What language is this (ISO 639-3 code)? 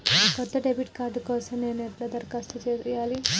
tel